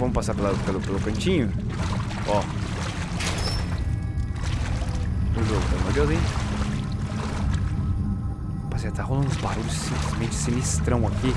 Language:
Portuguese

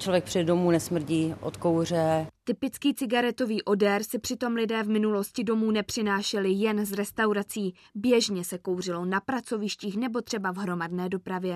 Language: Czech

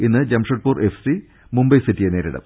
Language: Malayalam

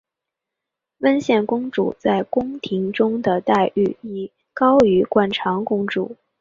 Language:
Chinese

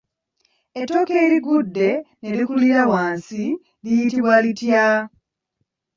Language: Ganda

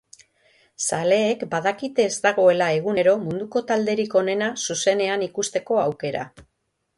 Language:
Basque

